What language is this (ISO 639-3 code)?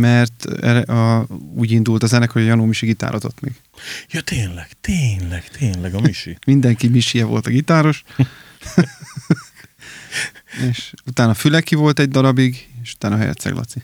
hun